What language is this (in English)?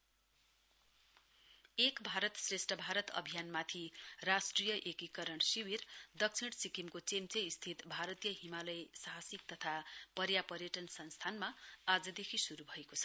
Nepali